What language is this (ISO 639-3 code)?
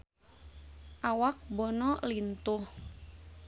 sun